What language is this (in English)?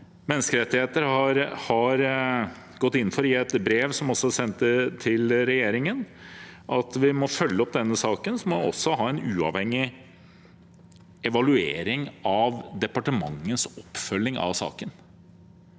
Norwegian